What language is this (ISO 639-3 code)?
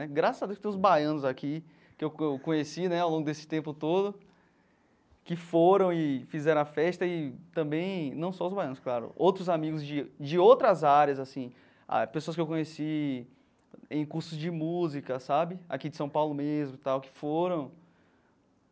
por